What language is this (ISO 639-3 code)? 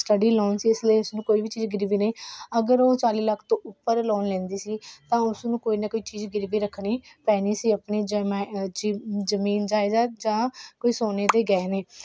pan